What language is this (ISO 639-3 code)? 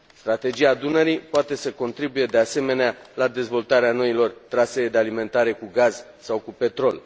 ron